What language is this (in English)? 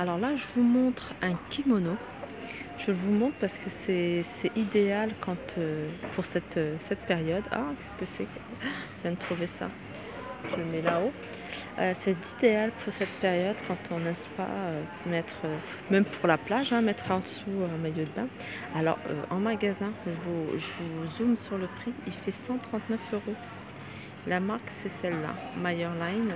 French